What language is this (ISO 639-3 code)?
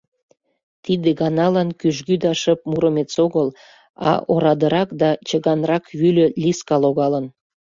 chm